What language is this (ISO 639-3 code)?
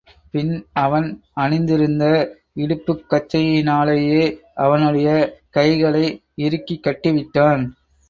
tam